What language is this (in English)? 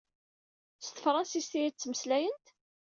Kabyle